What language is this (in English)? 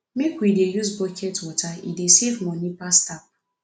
Nigerian Pidgin